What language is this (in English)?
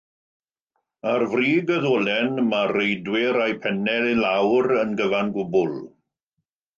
Welsh